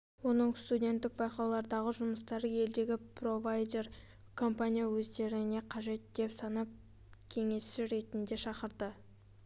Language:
Kazakh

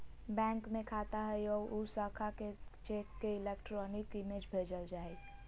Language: Magahi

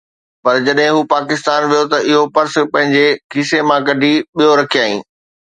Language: Sindhi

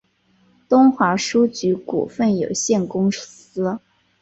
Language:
Chinese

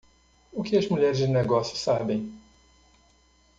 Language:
Portuguese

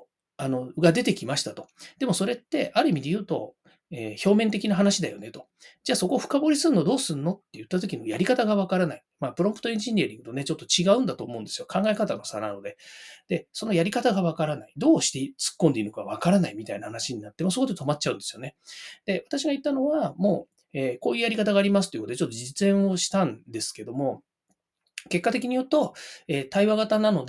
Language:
Japanese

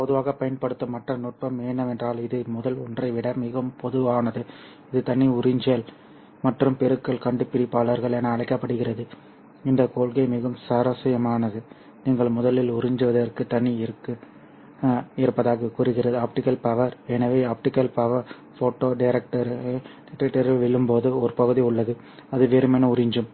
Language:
Tamil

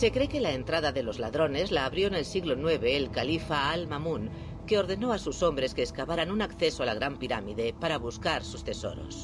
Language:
Spanish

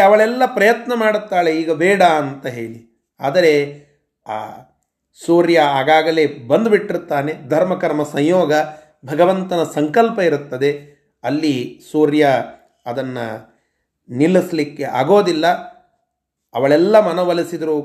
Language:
Kannada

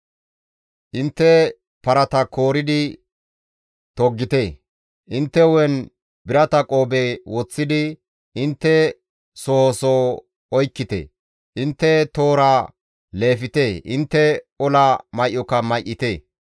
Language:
Gamo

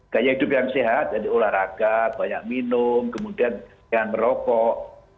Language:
Indonesian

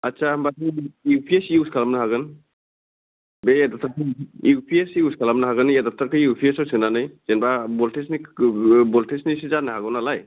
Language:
Bodo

